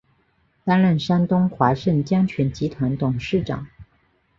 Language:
Chinese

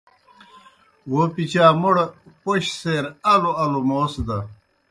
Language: Kohistani Shina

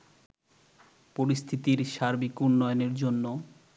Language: Bangla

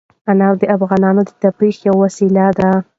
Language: Pashto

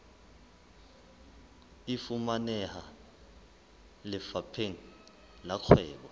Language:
Southern Sotho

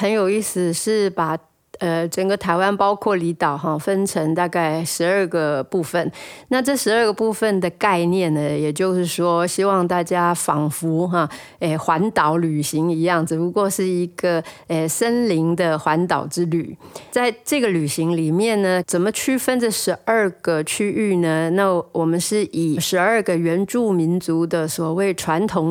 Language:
Chinese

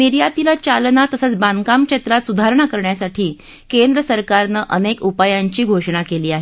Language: Marathi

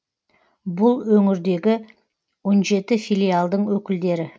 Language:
Kazakh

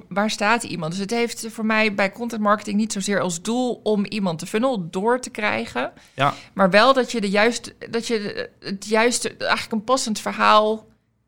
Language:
Dutch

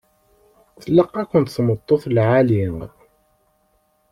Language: Kabyle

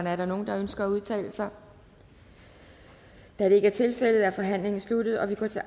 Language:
Danish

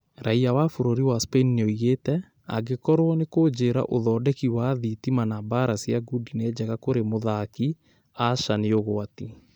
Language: Kikuyu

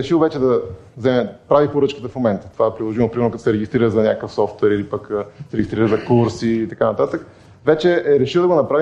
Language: Bulgarian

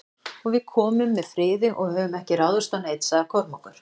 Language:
Icelandic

